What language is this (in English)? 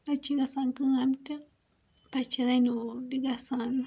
Kashmiri